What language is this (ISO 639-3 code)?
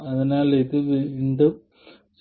mal